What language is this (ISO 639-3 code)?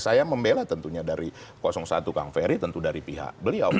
ind